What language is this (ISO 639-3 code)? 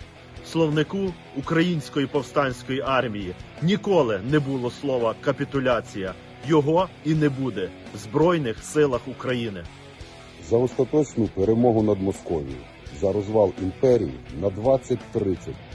ukr